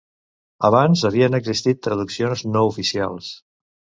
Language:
Catalan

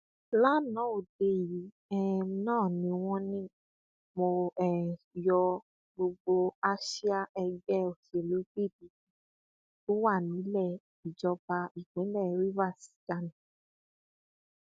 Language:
Yoruba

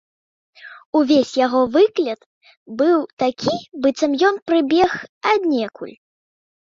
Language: Belarusian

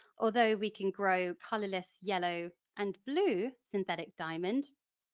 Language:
English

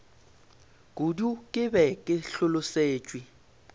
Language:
Northern Sotho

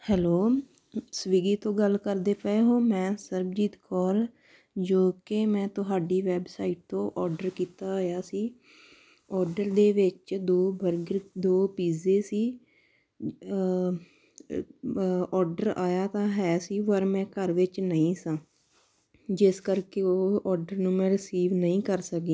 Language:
Punjabi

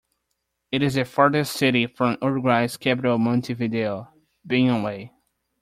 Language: English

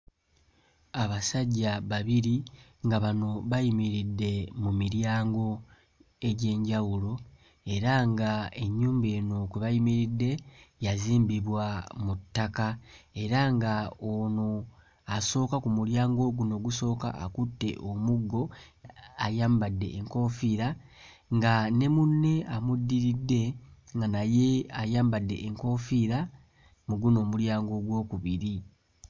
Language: Ganda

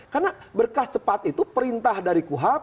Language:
Indonesian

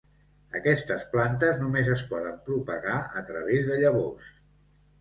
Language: Catalan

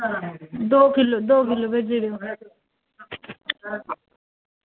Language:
Dogri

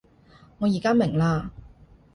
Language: Cantonese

